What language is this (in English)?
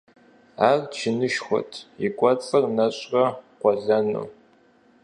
Kabardian